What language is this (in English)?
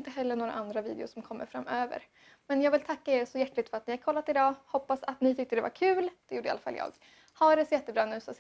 Swedish